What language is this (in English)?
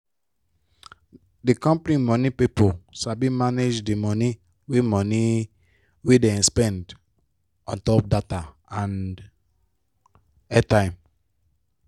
Nigerian Pidgin